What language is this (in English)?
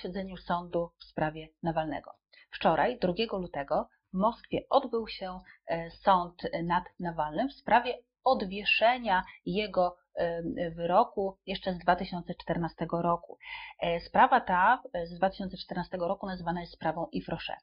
Polish